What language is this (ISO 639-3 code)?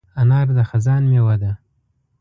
pus